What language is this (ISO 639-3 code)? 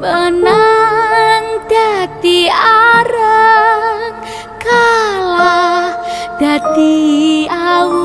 ind